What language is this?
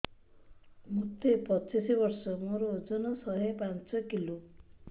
Odia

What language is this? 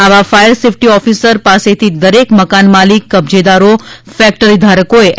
Gujarati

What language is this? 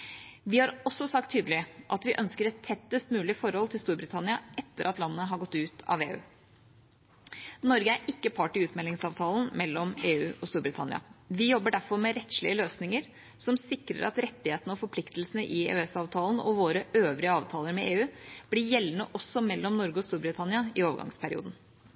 Norwegian Bokmål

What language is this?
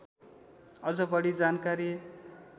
Nepali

